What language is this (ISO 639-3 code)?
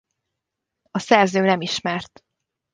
hun